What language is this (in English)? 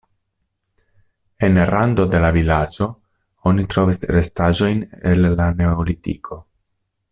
Esperanto